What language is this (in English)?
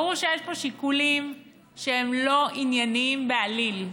Hebrew